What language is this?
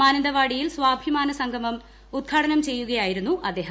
Malayalam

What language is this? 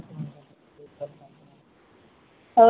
Odia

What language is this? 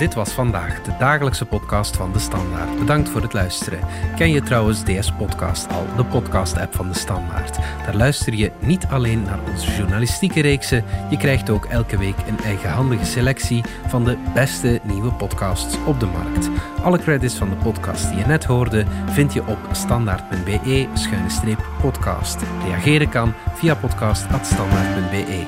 Dutch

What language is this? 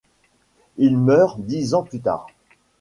French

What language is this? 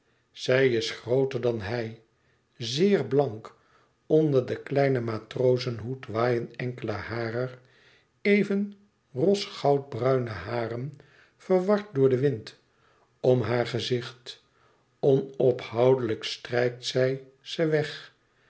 Dutch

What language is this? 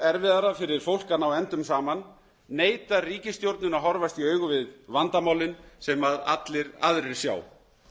Icelandic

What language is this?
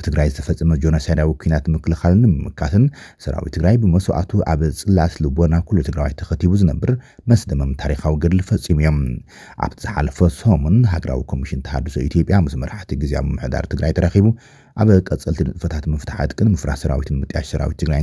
Arabic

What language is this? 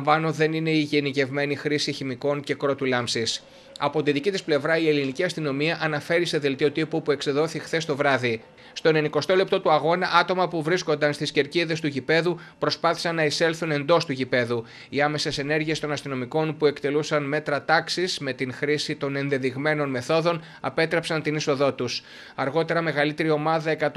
Greek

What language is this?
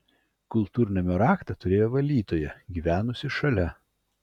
Lithuanian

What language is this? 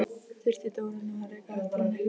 Icelandic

